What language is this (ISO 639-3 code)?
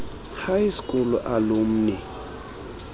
xho